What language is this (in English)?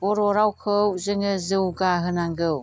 Bodo